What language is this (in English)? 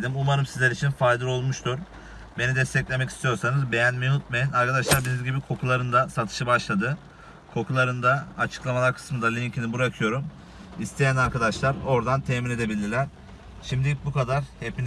Turkish